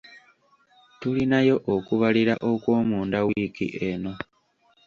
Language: Ganda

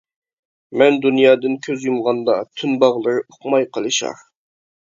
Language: Uyghur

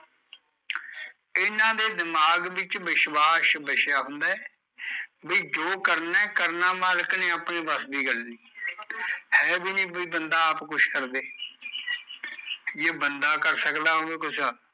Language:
Punjabi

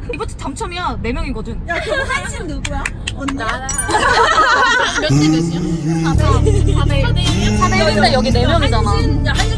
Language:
Korean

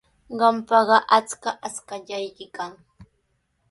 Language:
Sihuas Ancash Quechua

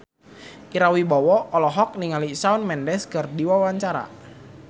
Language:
Sundanese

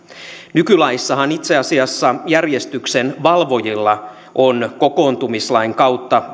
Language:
Finnish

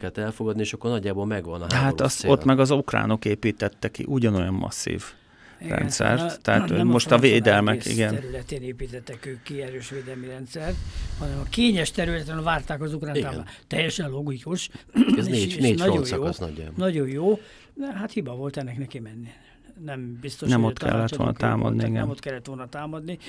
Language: Hungarian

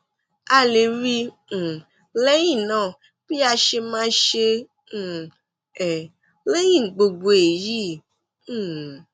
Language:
Yoruba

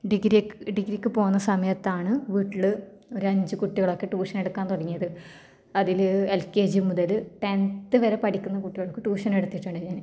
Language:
Malayalam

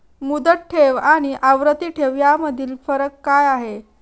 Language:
Marathi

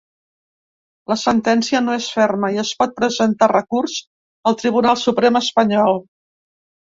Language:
Catalan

